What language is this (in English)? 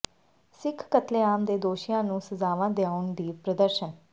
Punjabi